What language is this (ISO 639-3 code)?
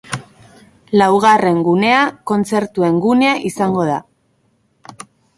eus